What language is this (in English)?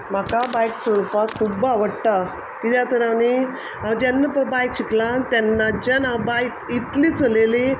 Konkani